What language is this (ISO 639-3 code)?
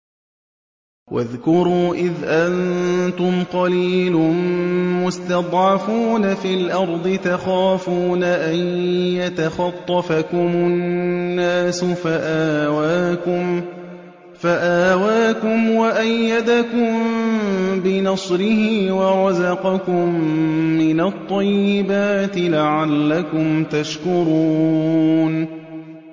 ara